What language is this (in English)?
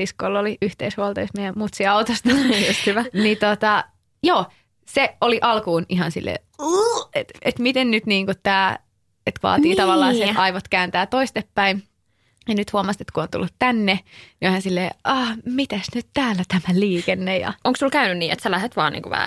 Finnish